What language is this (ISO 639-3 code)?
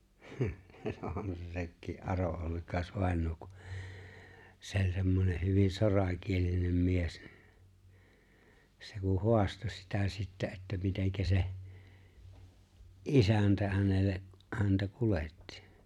fin